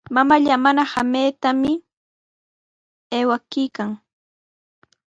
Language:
Sihuas Ancash Quechua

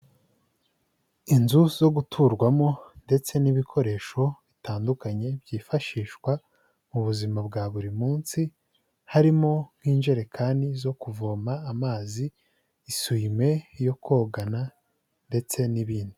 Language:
Kinyarwanda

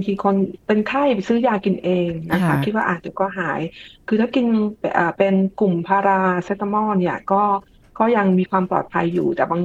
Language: Thai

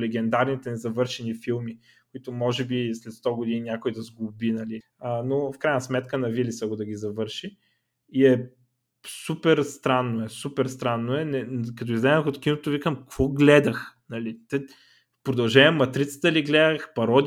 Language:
Bulgarian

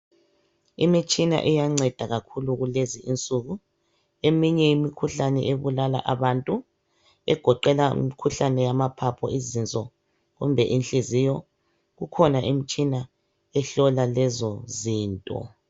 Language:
North Ndebele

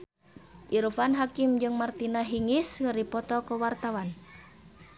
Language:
Sundanese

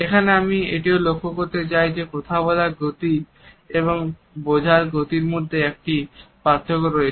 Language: Bangla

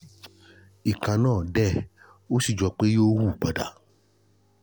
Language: Yoruba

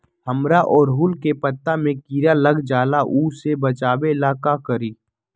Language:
Magahi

